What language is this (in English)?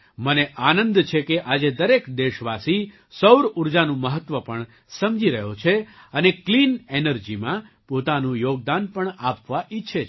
Gujarati